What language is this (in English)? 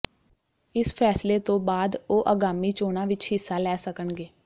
Punjabi